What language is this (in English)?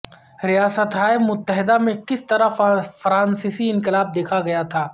Urdu